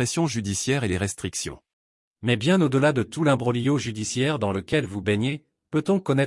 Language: French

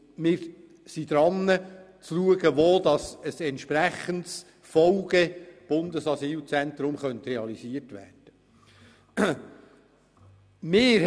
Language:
Swiss German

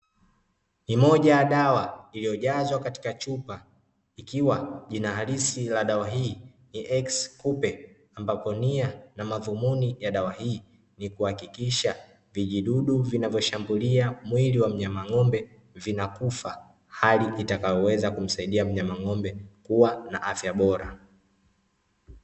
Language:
Swahili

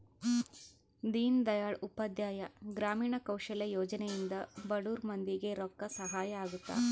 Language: Kannada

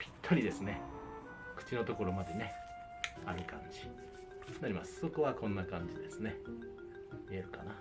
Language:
Japanese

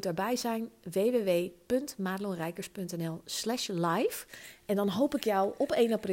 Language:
Dutch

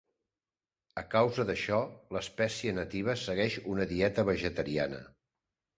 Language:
Catalan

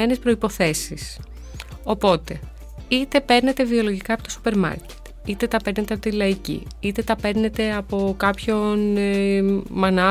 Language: Greek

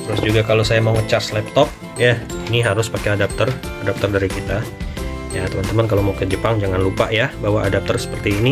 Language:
Indonesian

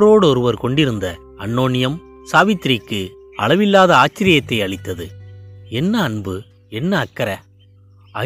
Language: Tamil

